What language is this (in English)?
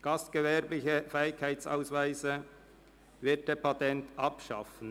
Swiss German